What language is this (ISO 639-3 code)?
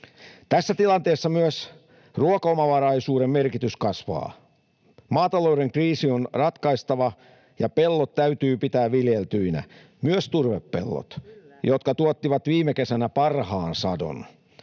fin